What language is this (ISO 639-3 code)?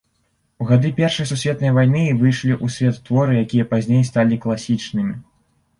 bel